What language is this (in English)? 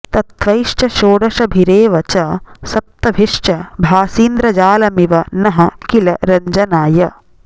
Sanskrit